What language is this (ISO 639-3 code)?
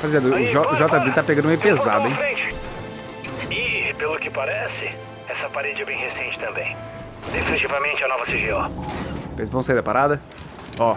por